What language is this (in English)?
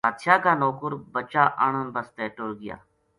Gujari